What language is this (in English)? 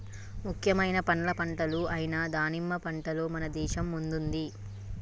Telugu